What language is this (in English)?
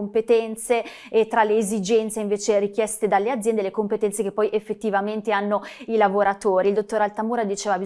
Italian